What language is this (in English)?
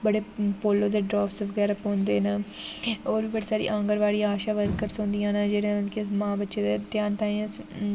Dogri